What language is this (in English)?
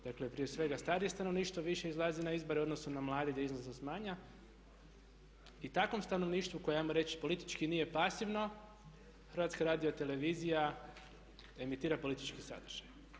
Croatian